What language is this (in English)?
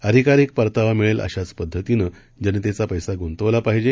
Marathi